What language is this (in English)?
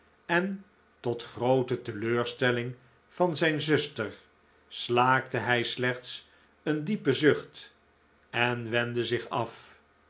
Dutch